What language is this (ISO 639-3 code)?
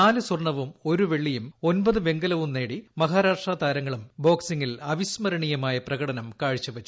mal